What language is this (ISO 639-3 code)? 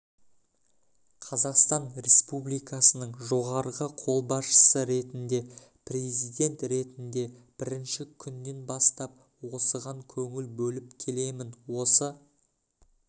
kaz